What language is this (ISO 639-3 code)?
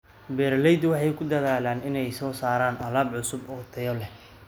som